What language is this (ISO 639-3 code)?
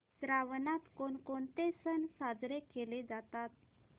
mar